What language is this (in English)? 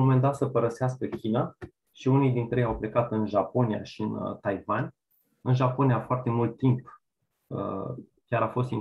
Romanian